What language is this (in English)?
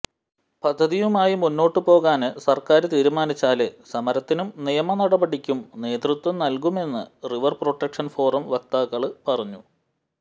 Malayalam